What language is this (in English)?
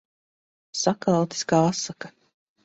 Latvian